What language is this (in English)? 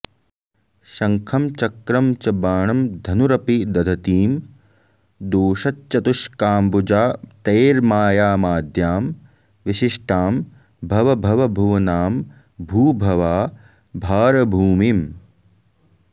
Sanskrit